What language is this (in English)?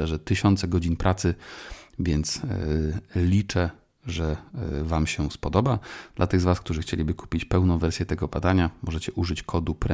Polish